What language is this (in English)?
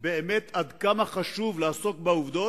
Hebrew